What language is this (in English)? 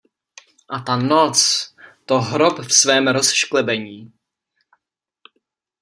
Czech